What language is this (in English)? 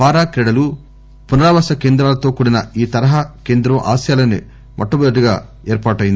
Telugu